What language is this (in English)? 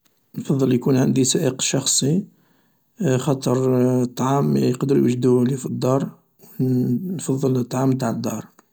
Algerian Arabic